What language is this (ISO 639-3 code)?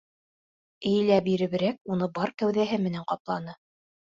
bak